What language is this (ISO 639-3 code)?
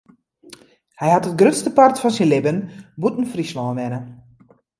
fry